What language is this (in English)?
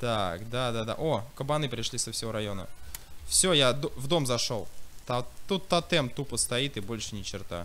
Russian